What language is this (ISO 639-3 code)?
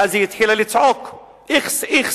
heb